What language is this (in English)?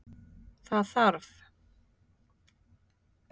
Icelandic